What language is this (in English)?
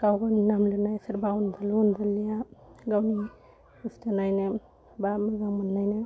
Bodo